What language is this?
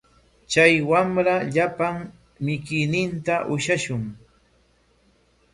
Corongo Ancash Quechua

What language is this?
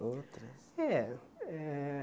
Portuguese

